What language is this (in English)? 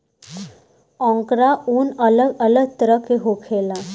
Bhojpuri